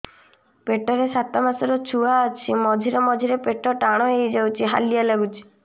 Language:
Odia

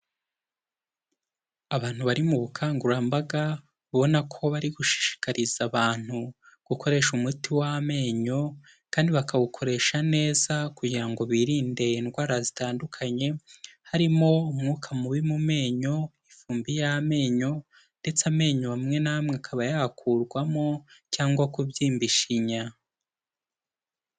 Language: Kinyarwanda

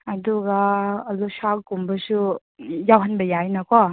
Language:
Manipuri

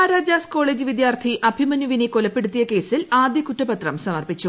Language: Malayalam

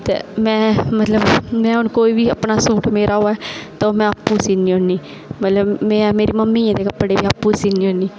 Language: Dogri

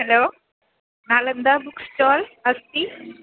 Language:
Sanskrit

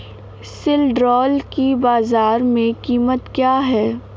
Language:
Hindi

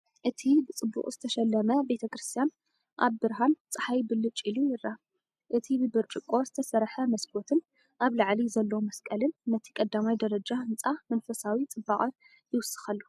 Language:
Tigrinya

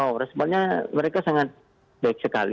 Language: Indonesian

